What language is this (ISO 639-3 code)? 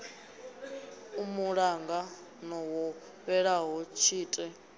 ven